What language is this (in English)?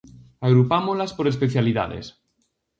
Galician